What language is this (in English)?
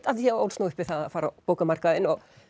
Icelandic